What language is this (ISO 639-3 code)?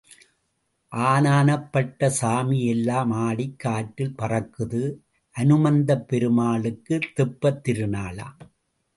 tam